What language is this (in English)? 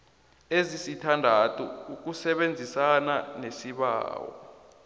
South Ndebele